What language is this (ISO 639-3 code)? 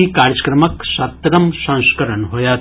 mai